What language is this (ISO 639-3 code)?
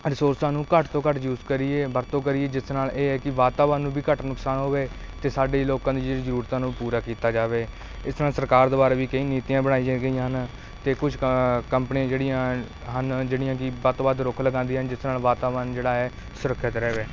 pan